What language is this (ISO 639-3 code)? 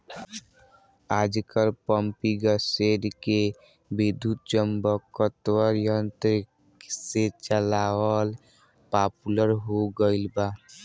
bho